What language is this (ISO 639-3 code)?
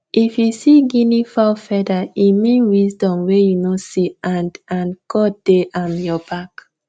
pcm